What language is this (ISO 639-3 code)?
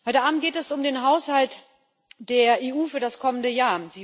deu